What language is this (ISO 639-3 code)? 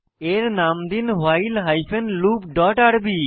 ben